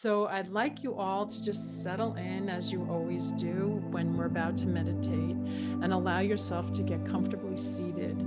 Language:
English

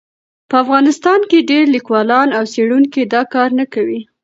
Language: Pashto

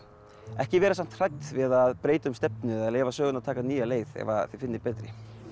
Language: Icelandic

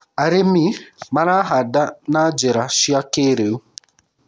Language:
Kikuyu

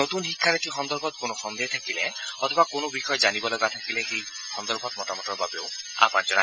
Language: Assamese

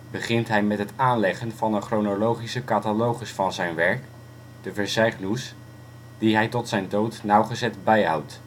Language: Dutch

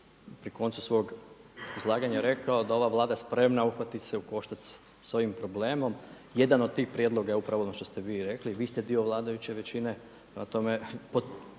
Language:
Croatian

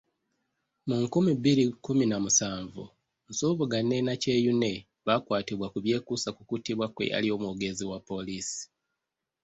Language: Ganda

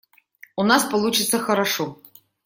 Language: Russian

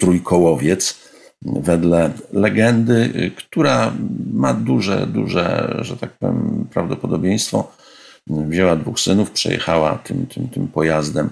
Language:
Polish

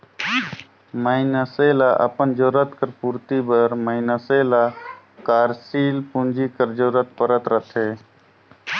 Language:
Chhattisgarhi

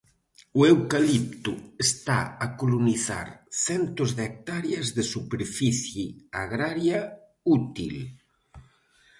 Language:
Galician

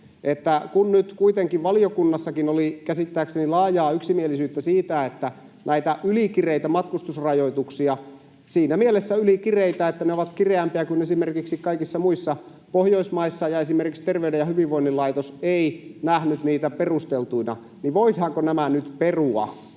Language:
Finnish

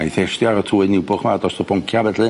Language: Welsh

